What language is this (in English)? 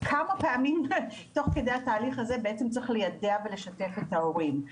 Hebrew